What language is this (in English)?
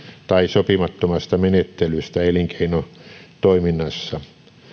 Finnish